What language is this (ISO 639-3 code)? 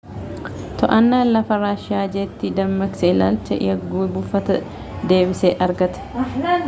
orm